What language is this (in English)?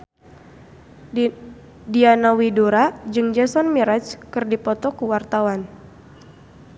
Sundanese